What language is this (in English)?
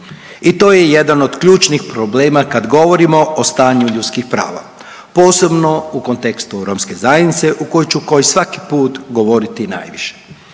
Croatian